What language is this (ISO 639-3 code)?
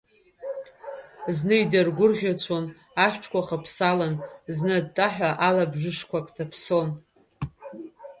abk